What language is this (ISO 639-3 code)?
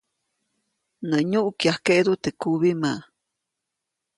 zoc